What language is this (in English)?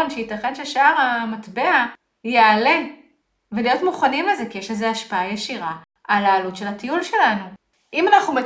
Hebrew